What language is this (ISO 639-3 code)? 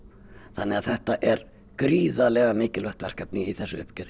isl